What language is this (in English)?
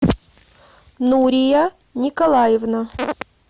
Russian